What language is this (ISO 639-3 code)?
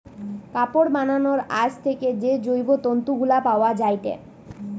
ben